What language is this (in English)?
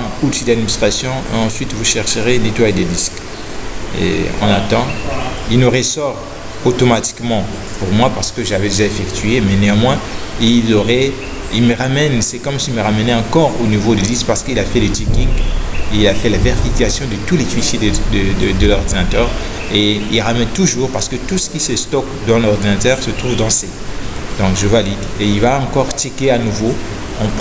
French